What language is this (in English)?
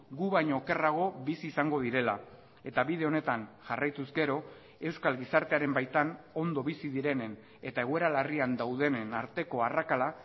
Basque